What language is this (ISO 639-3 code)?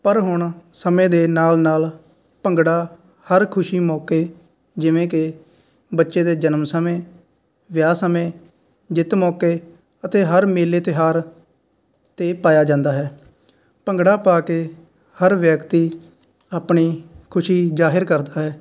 pan